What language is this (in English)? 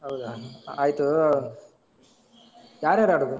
Kannada